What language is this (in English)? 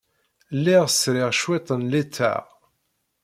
Kabyle